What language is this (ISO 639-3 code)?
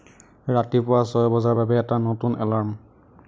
asm